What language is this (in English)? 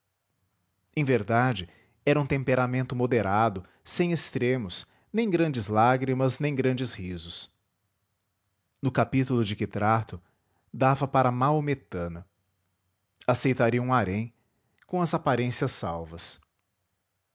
Portuguese